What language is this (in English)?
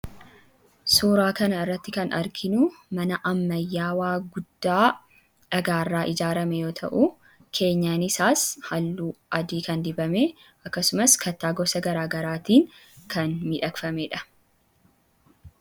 Oromo